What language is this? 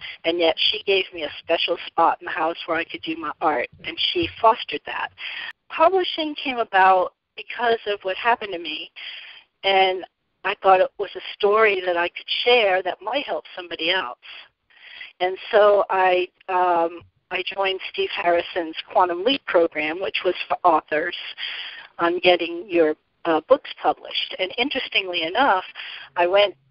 English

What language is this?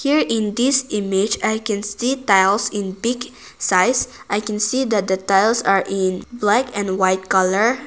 English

